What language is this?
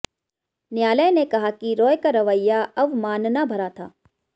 Hindi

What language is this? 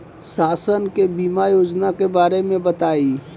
Bhojpuri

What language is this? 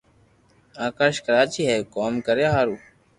Loarki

